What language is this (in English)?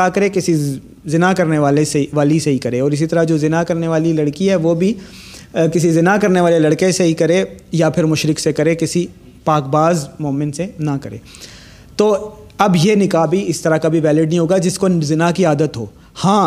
Urdu